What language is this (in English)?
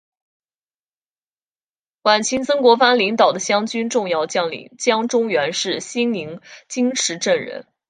Chinese